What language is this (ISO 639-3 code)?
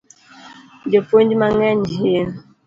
luo